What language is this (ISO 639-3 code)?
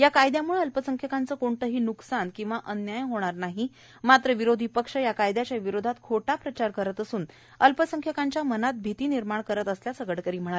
mar